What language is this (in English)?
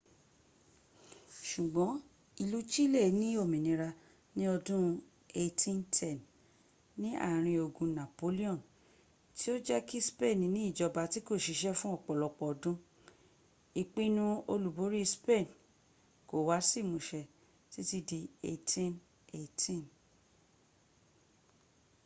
Yoruba